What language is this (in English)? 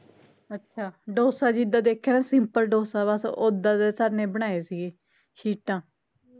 Punjabi